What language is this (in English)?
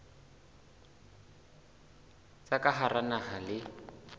Southern Sotho